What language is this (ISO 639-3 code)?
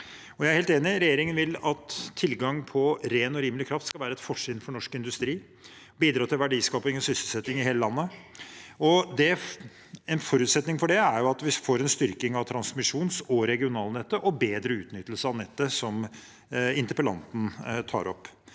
nor